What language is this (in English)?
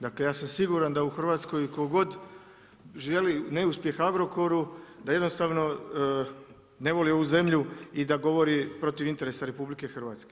Croatian